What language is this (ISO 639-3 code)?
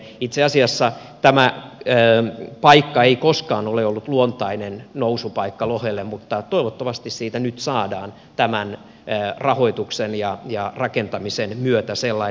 fin